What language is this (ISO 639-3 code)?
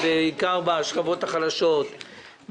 heb